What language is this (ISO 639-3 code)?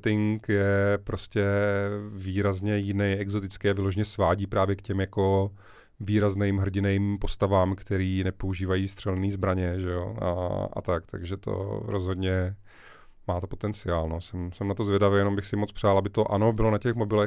ces